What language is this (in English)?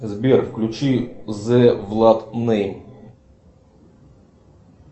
Russian